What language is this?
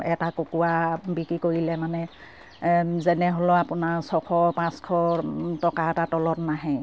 Assamese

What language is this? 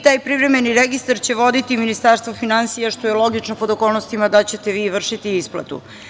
Serbian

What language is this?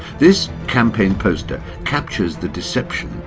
English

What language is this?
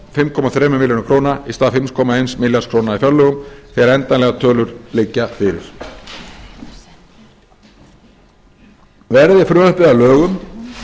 Icelandic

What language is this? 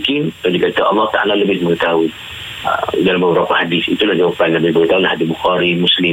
Malay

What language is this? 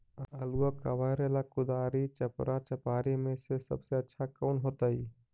Magahi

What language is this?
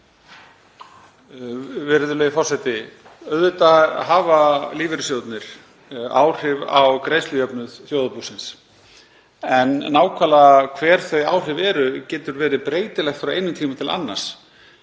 Icelandic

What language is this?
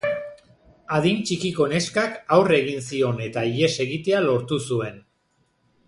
Basque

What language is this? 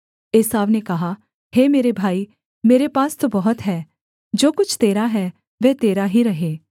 Hindi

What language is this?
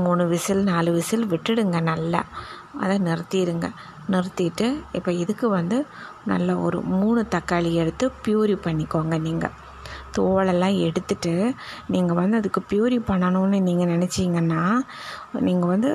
Tamil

